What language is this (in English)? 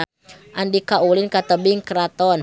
Sundanese